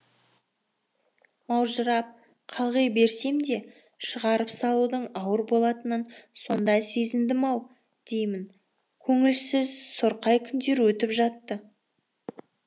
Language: Kazakh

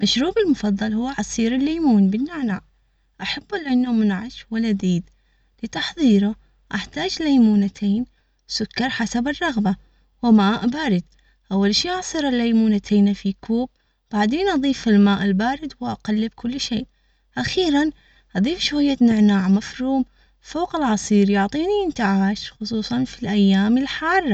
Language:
Omani Arabic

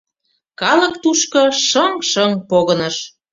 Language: Mari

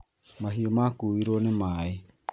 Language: Kikuyu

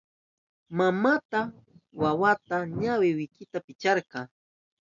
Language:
Southern Pastaza Quechua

